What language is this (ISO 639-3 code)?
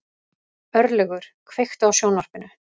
isl